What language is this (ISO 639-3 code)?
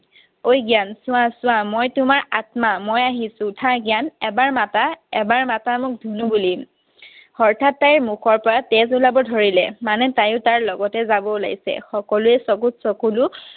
asm